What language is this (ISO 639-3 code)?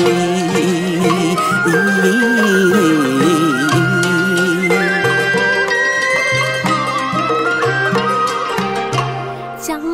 vie